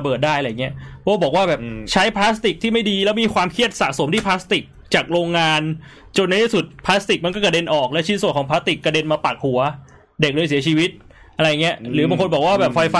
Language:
Thai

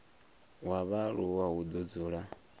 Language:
Venda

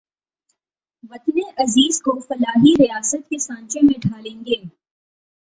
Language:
Urdu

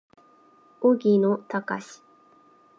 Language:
Japanese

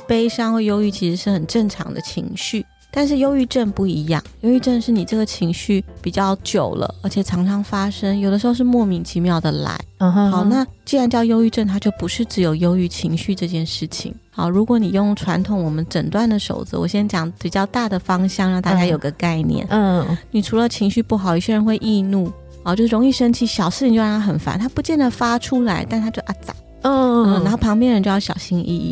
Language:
Chinese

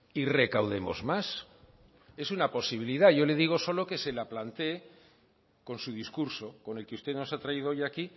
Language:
Spanish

